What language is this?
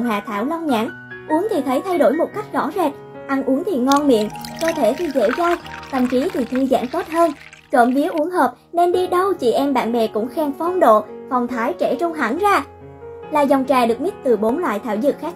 Vietnamese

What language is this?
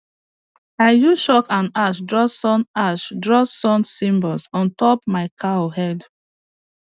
Nigerian Pidgin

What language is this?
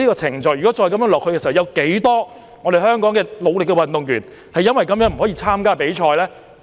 Cantonese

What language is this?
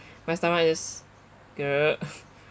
English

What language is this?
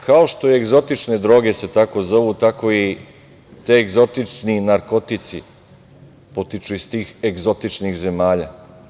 Serbian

